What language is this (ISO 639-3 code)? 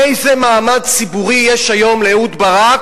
heb